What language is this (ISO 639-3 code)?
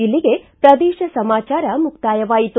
kan